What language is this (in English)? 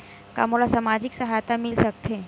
Chhattisgarhi